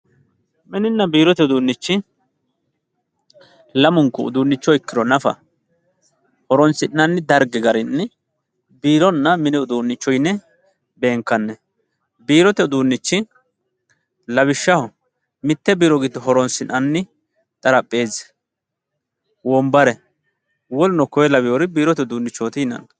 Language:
Sidamo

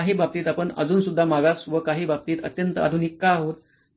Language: Marathi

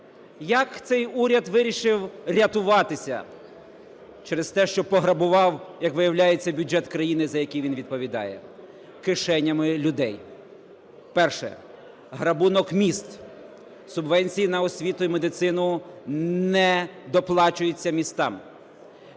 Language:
Ukrainian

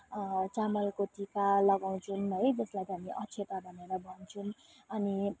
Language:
Nepali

